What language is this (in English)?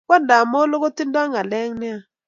Kalenjin